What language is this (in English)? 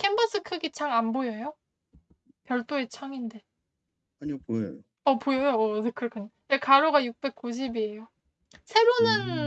Korean